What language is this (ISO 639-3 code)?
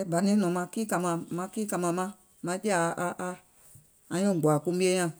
gol